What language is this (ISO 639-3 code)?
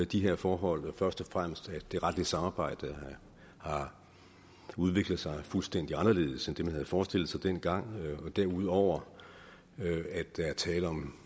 dan